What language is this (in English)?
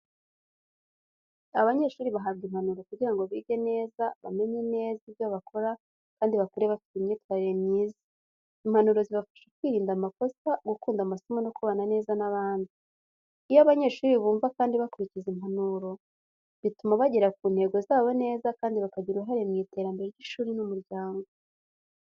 Kinyarwanda